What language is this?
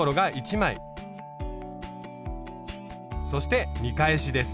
Japanese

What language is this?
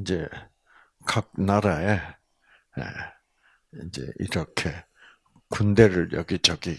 Korean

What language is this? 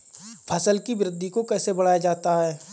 Hindi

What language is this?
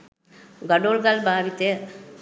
Sinhala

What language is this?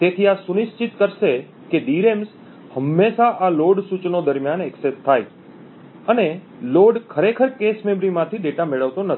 Gujarati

